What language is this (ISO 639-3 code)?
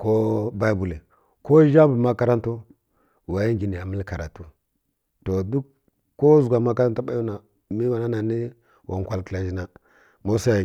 fkk